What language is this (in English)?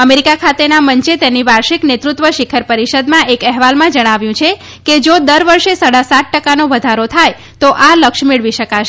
Gujarati